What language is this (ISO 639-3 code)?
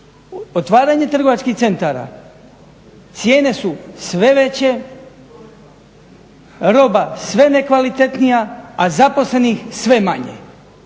hrv